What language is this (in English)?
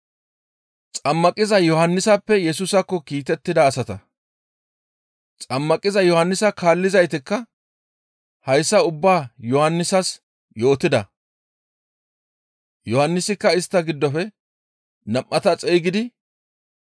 Gamo